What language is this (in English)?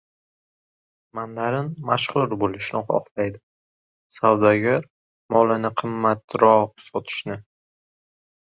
Uzbek